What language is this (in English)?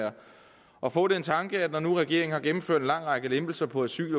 Danish